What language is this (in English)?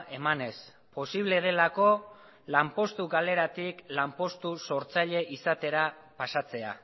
Basque